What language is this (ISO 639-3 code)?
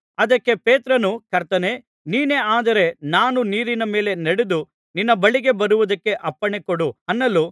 kan